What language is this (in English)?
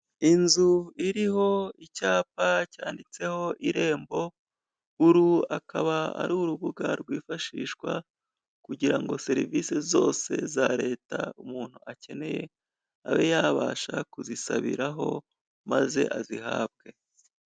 Kinyarwanda